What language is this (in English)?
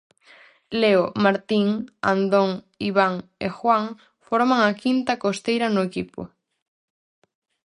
Galician